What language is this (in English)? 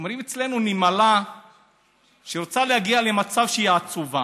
Hebrew